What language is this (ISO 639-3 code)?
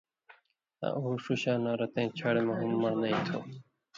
mvy